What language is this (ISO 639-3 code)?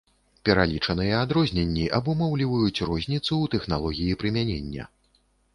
bel